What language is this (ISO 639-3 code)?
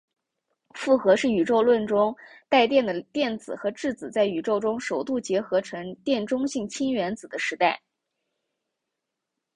zho